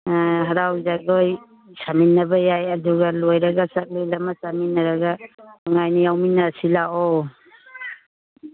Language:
Manipuri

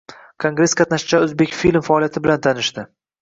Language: Uzbek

